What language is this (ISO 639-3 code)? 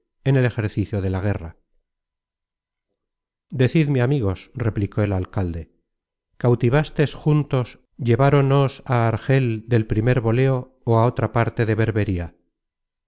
spa